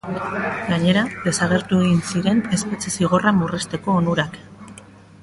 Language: Basque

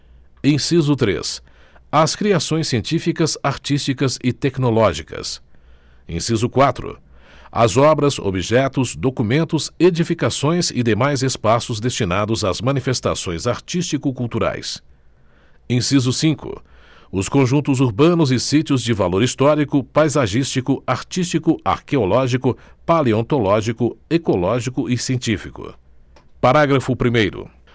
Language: Portuguese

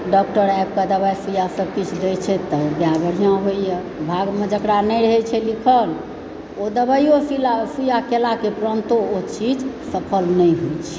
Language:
Maithili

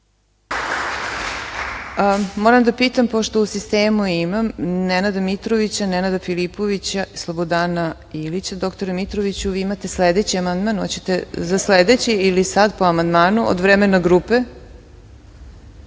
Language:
Serbian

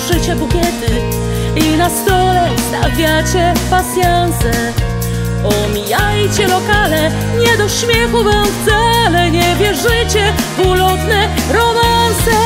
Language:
Polish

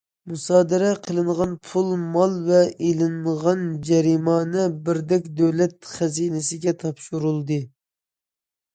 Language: Uyghur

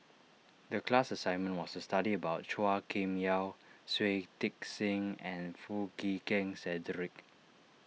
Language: English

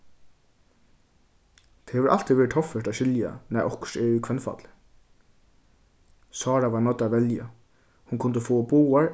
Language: Faroese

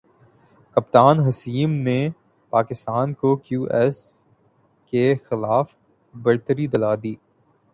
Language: Urdu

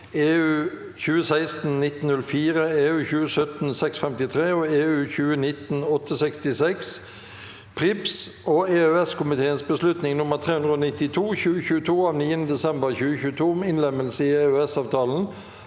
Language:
Norwegian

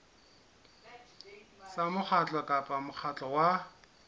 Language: Southern Sotho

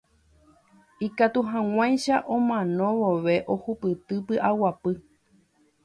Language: Guarani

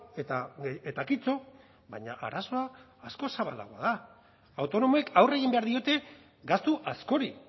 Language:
Basque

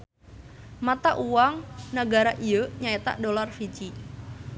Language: Sundanese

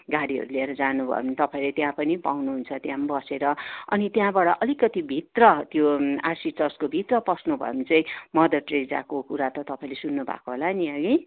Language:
Nepali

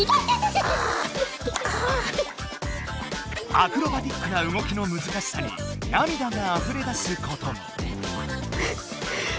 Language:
Japanese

